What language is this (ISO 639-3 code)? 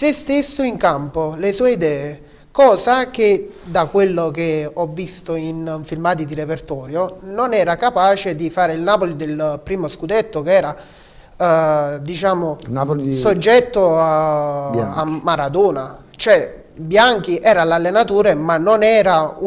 ita